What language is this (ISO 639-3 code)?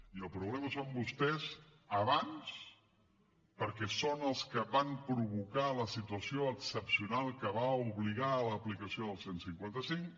cat